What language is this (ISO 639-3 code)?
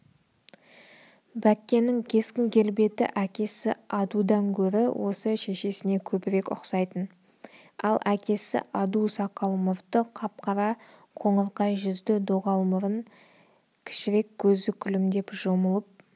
kaz